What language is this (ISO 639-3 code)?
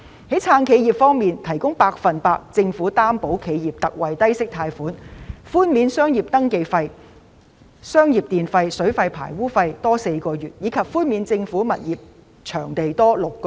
yue